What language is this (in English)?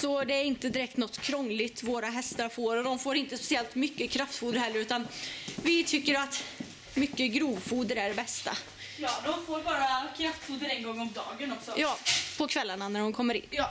Swedish